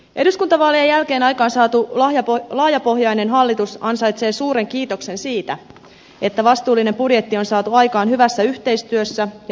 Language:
Finnish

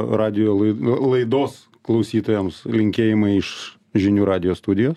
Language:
Lithuanian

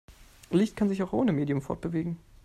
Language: German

